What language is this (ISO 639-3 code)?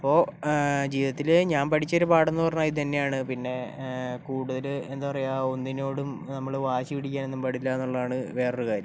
mal